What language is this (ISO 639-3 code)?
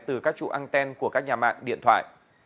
vie